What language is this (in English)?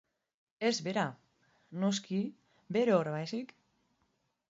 Basque